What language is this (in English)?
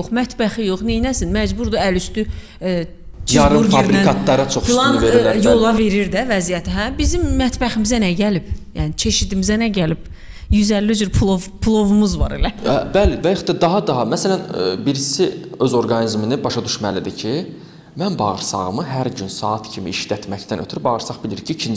Turkish